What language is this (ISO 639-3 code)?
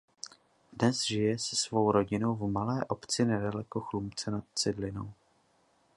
ces